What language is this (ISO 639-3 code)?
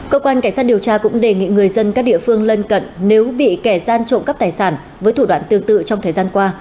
vie